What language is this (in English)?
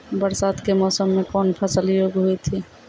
Maithili